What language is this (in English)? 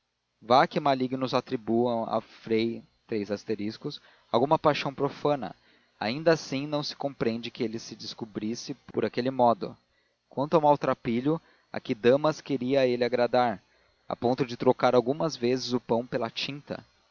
Portuguese